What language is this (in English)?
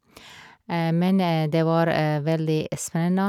Norwegian